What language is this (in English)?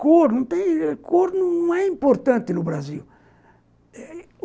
Portuguese